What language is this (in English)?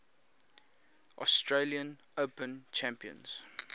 English